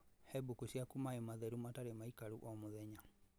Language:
Kikuyu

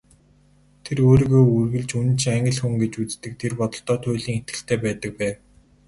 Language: Mongolian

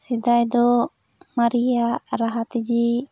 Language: Santali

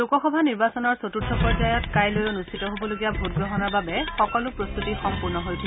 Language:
Assamese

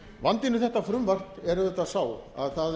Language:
Icelandic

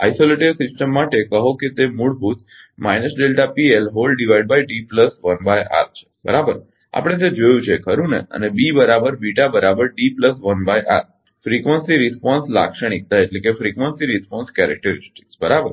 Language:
Gujarati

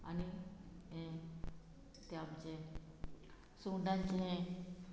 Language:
Konkani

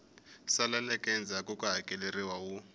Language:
Tsonga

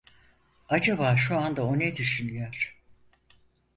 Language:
Turkish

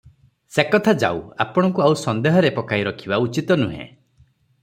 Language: Odia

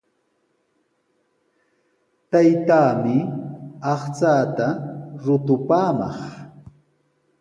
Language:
Sihuas Ancash Quechua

